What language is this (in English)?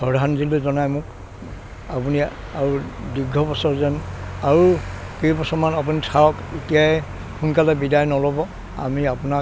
Assamese